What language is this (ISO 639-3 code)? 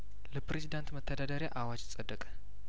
amh